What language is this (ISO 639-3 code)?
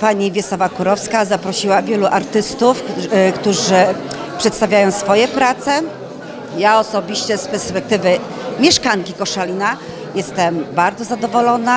pol